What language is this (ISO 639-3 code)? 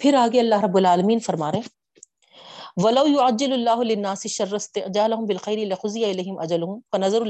urd